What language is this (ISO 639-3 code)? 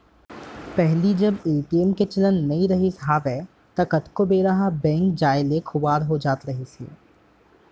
hne